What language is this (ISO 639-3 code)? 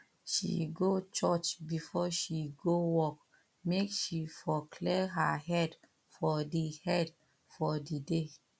pcm